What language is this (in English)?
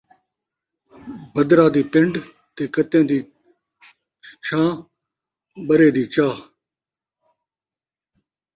Saraiki